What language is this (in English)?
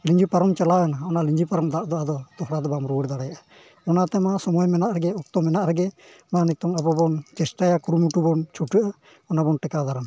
Santali